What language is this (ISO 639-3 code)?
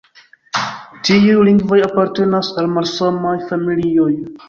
epo